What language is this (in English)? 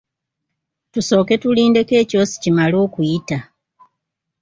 Ganda